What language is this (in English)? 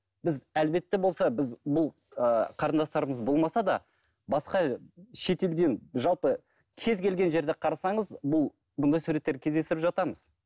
Kazakh